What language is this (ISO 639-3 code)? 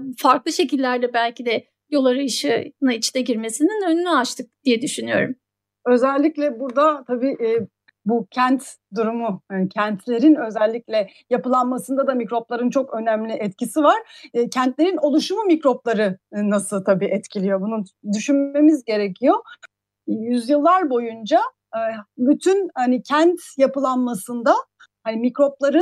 tur